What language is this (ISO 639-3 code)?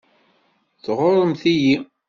kab